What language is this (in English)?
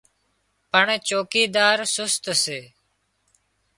Wadiyara Koli